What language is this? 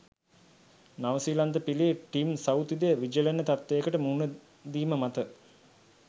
Sinhala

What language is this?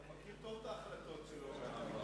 Hebrew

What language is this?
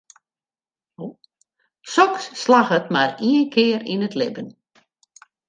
Western Frisian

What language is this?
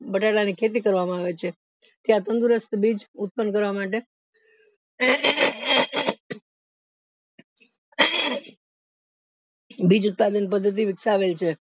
Gujarati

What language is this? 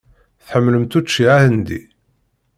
Kabyle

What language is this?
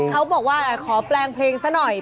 Thai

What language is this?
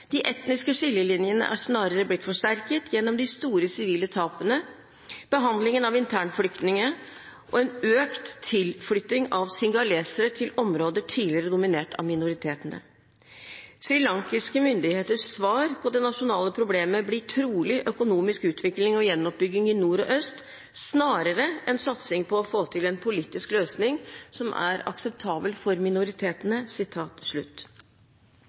Norwegian Bokmål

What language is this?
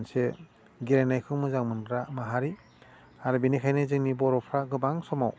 Bodo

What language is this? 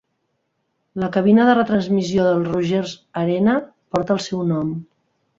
Catalan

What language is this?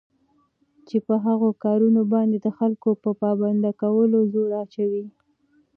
Pashto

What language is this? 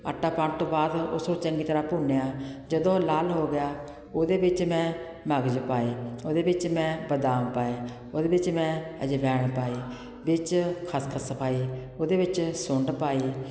Punjabi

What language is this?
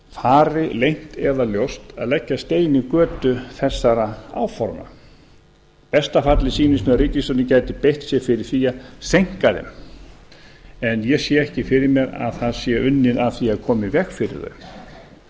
Icelandic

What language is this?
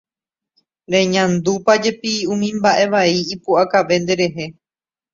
Guarani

